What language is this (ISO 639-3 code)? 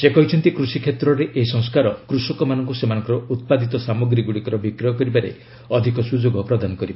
ori